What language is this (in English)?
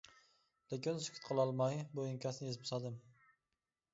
Uyghur